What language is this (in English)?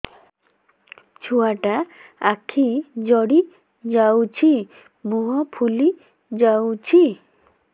Odia